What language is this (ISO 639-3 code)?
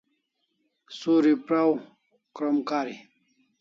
kls